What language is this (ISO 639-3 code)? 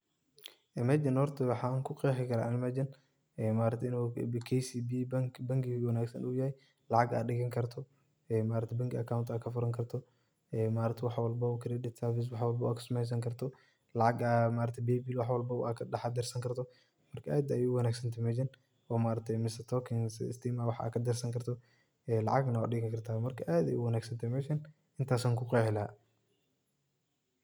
som